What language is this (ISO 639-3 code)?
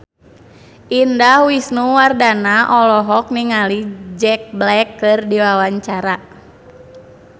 sun